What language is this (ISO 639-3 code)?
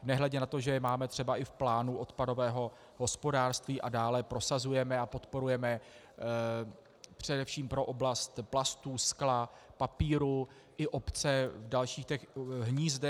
ces